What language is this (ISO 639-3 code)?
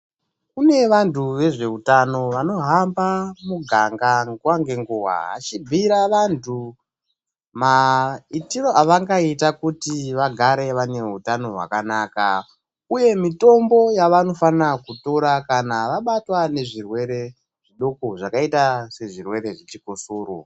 ndc